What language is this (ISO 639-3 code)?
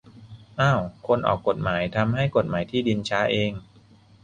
tha